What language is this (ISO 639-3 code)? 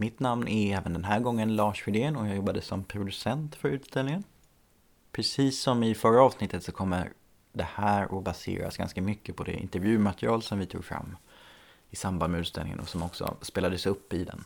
swe